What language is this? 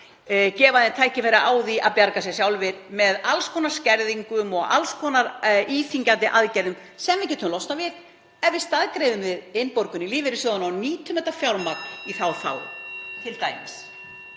Icelandic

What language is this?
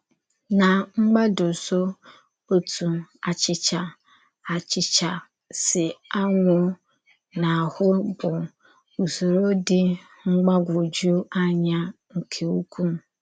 Igbo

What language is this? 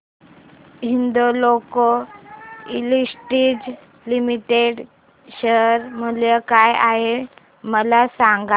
Marathi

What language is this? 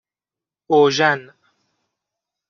Persian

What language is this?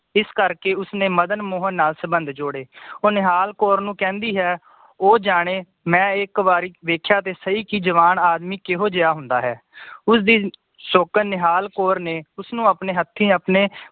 Punjabi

